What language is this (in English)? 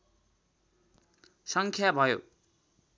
Nepali